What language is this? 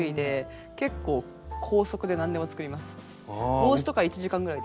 Japanese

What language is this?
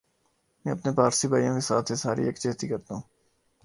Urdu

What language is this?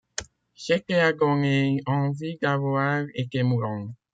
French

